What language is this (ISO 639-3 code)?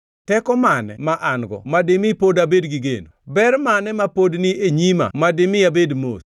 luo